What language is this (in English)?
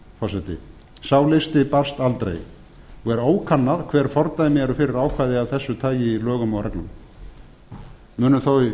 Icelandic